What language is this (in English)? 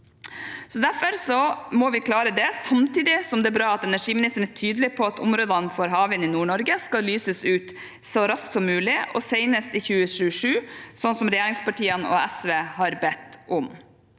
Norwegian